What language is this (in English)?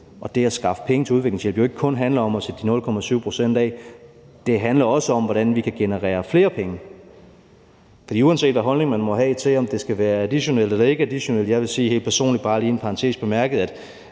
Danish